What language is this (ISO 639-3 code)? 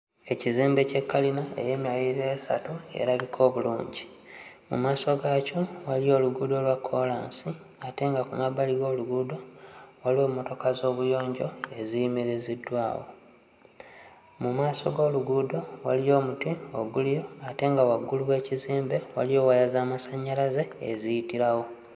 lug